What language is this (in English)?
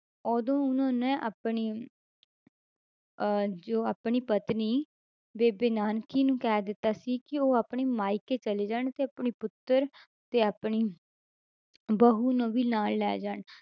Punjabi